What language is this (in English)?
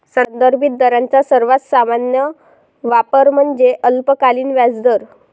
Marathi